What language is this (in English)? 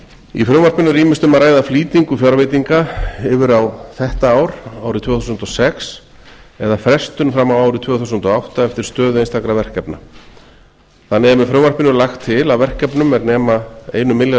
Icelandic